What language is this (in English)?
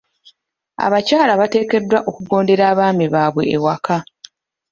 Ganda